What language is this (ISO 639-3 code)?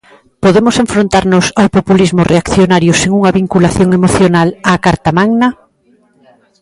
glg